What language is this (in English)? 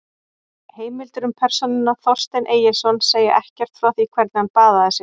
Icelandic